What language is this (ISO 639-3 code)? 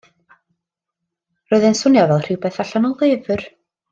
cym